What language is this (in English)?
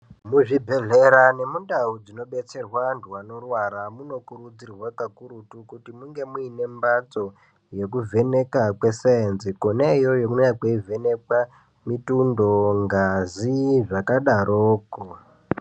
Ndau